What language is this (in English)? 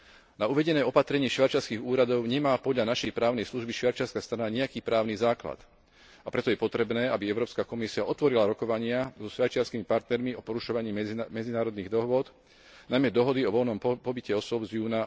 Slovak